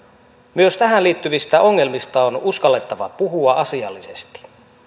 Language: Finnish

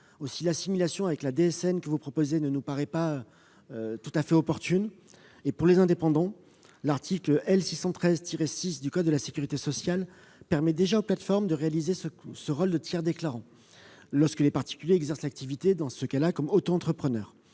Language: French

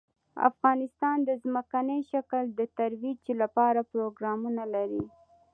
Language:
Pashto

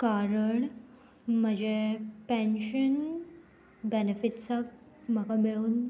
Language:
Konkani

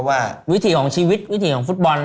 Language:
Thai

